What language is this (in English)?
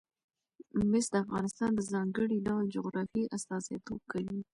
Pashto